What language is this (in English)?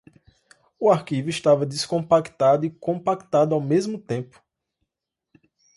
Portuguese